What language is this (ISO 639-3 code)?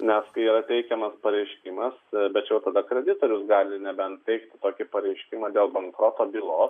lit